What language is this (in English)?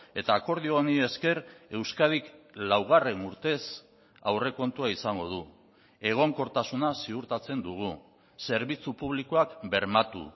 Basque